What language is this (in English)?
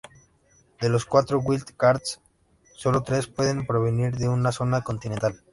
Spanish